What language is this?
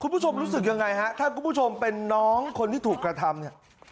Thai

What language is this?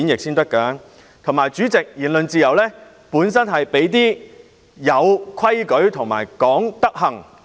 Cantonese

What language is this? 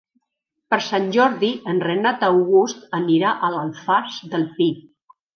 Catalan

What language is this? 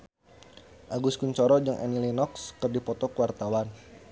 Sundanese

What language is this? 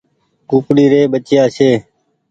Goaria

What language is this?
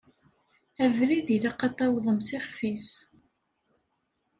Kabyle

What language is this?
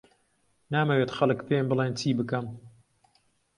Central Kurdish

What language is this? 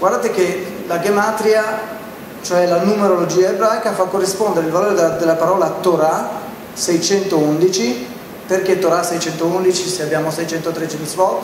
Italian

